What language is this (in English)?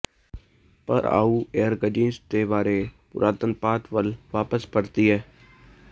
Punjabi